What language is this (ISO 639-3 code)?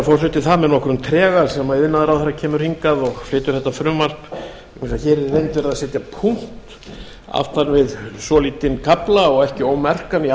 isl